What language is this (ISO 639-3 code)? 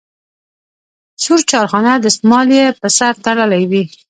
pus